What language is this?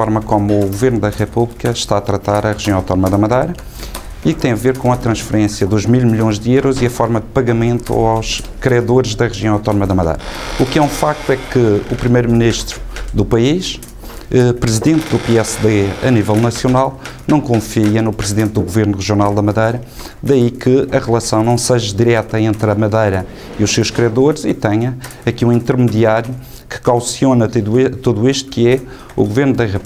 Portuguese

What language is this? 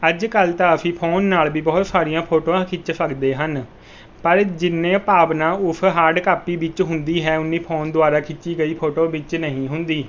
Punjabi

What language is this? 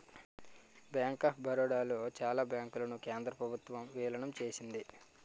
Telugu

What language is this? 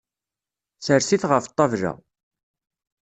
Kabyle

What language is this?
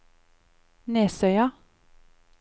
Norwegian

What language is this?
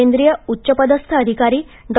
Marathi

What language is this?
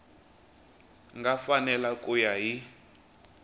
Tsonga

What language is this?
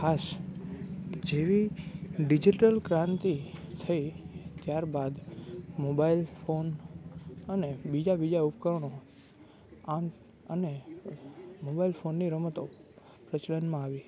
Gujarati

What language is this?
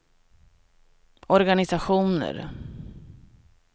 Swedish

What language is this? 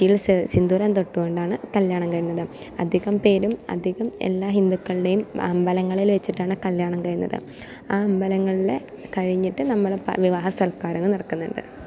Malayalam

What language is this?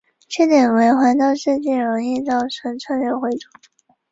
Chinese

